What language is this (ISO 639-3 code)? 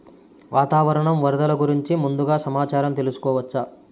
tel